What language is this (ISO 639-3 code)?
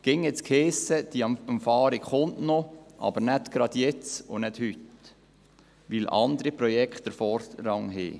gsw